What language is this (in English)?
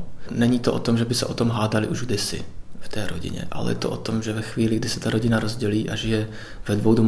Czech